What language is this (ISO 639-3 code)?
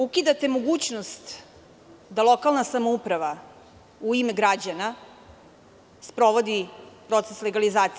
srp